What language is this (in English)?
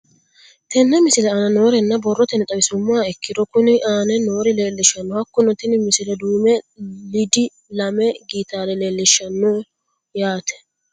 Sidamo